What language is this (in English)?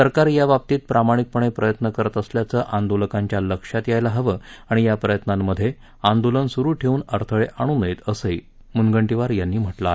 Marathi